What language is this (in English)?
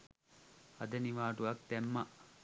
Sinhala